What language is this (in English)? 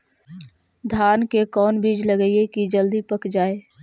Magahi